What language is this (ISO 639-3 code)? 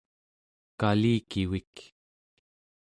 esu